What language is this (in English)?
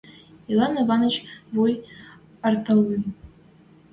Western Mari